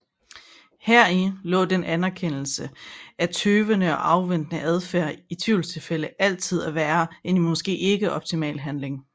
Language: Danish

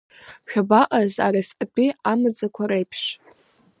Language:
Abkhazian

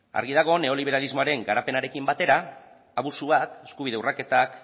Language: Basque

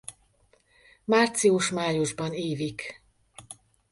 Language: Hungarian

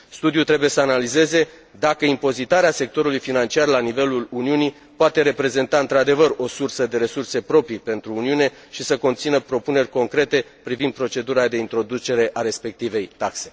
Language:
Romanian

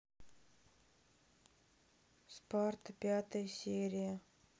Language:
Russian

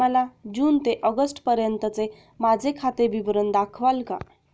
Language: Marathi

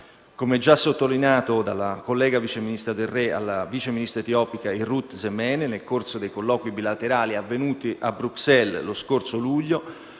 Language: Italian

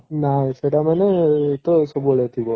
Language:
Odia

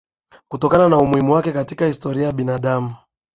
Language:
Swahili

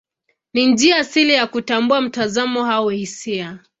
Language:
Swahili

